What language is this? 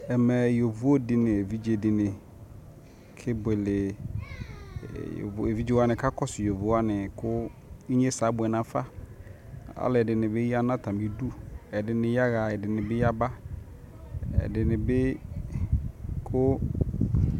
Ikposo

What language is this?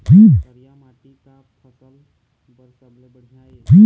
Chhattisgarhi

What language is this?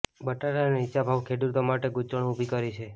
Gujarati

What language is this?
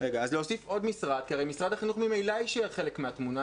Hebrew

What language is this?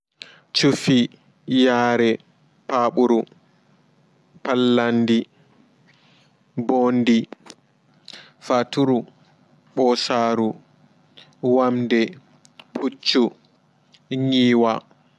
Fula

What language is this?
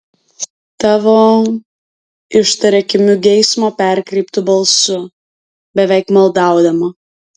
Lithuanian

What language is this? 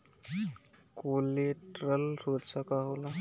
Bhojpuri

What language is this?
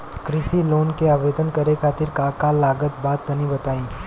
Bhojpuri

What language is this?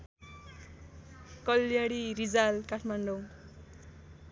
Nepali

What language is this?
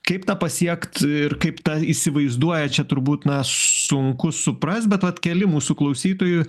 Lithuanian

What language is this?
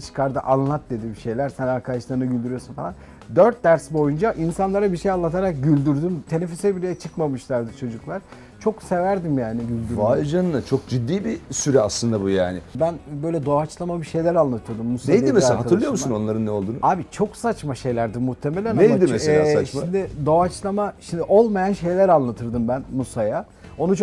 Turkish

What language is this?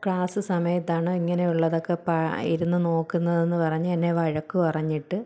Malayalam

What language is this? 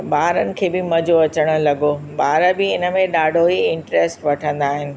Sindhi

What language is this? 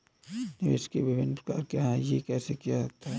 Hindi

